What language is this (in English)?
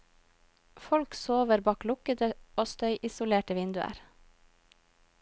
Norwegian